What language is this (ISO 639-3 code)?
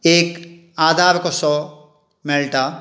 kok